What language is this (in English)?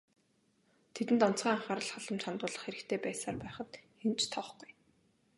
Mongolian